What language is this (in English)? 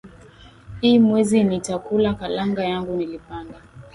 Swahili